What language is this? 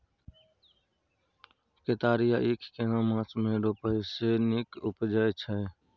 Maithili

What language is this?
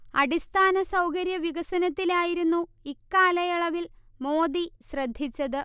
Malayalam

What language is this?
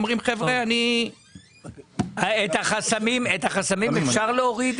Hebrew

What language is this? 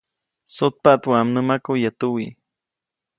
Copainalá Zoque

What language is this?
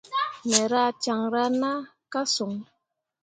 Mundang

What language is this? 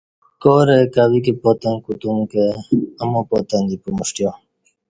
Kati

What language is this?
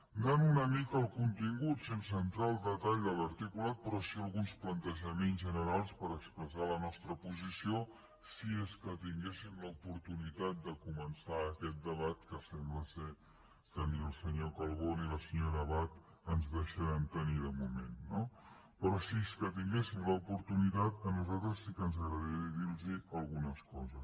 Catalan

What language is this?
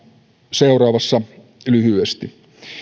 Finnish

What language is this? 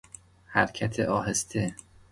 Persian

